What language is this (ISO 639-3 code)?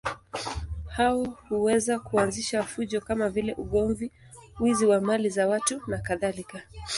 swa